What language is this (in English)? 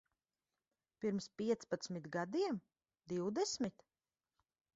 Latvian